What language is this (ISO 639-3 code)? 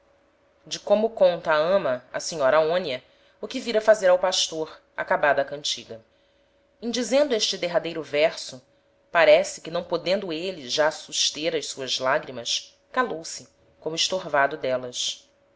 por